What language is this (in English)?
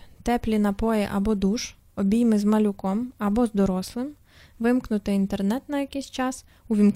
Ukrainian